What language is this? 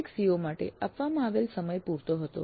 Gujarati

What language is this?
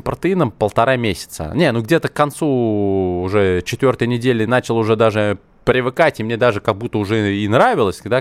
Russian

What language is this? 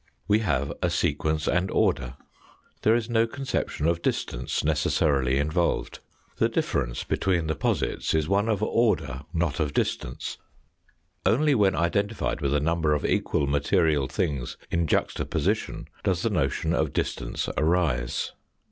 English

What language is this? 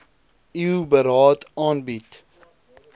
Afrikaans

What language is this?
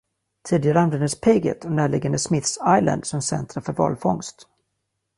Swedish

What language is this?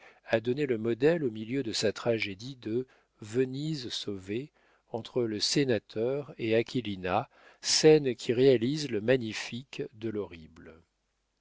French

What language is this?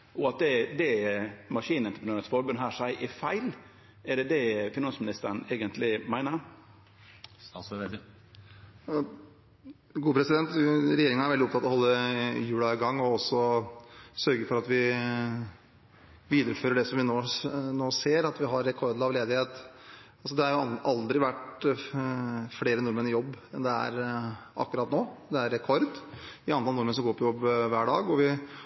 Norwegian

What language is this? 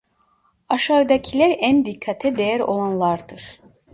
Turkish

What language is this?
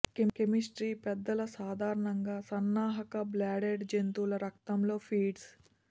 Telugu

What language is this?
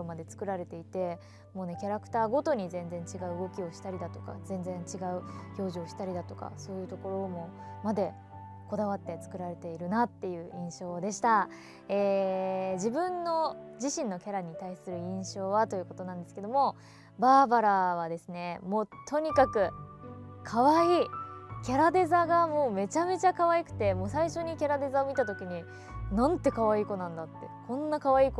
Japanese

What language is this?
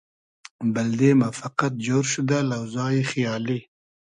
Hazaragi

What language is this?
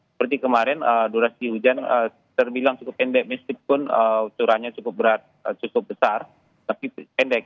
Indonesian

